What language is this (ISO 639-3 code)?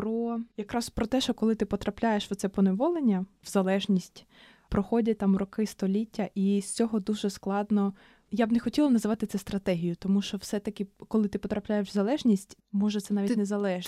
ukr